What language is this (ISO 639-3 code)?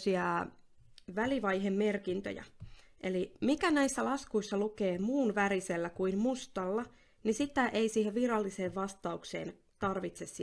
fin